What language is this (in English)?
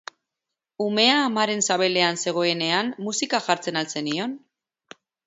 Basque